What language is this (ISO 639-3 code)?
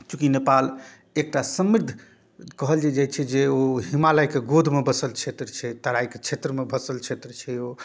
mai